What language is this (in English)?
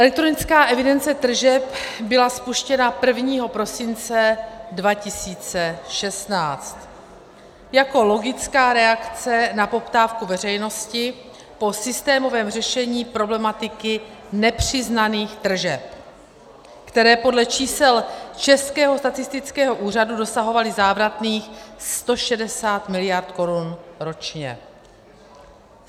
Czech